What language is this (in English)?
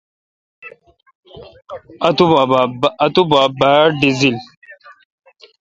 Kalkoti